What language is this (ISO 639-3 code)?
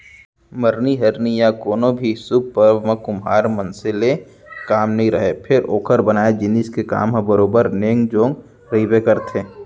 hne